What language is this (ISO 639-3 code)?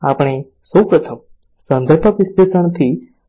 guj